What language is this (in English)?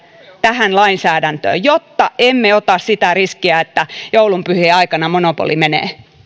Finnish